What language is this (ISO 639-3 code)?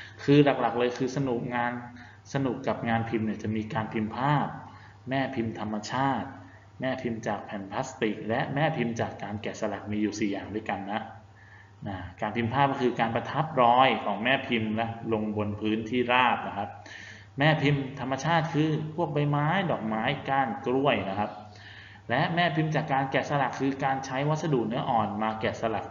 tha